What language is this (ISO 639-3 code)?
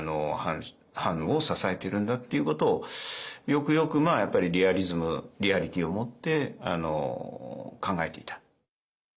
jpn